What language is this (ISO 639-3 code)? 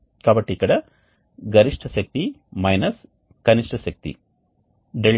tel